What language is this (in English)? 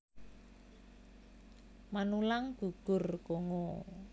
Javanese